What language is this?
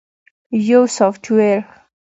Pashto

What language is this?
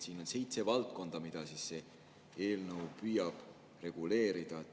Estonian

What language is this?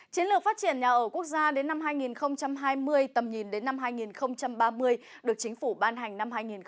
Vietnamese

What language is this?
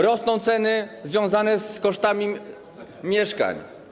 Polish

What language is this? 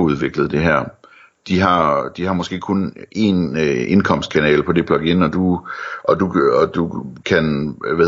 Danish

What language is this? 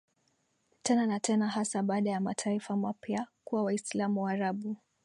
Swahili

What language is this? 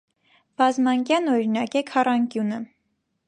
Armenian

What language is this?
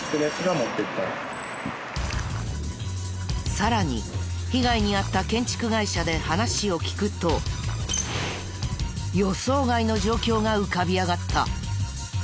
Japanese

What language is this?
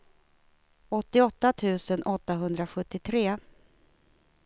Swedish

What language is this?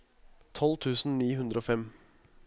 Norwegian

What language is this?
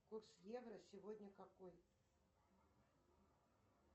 Russian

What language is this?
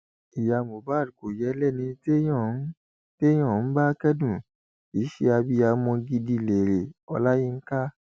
Yoruba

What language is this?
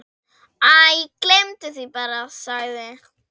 Icelandic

